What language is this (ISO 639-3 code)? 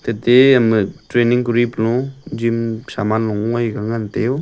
nnp